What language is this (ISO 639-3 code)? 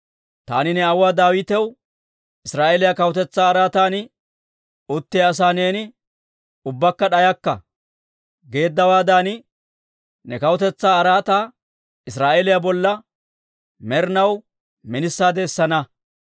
dwr